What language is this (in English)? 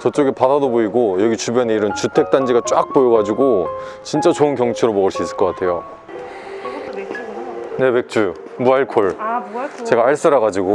Korean